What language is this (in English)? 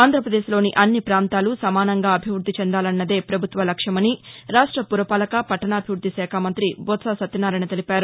Telugu